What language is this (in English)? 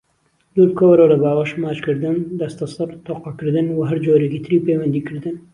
Central Kurdish